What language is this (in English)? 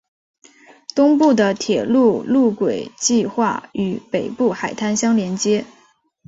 Chinese